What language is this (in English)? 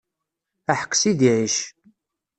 Kabyle